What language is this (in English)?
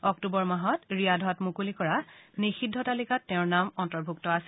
Assamese